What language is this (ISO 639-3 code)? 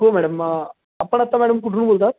mar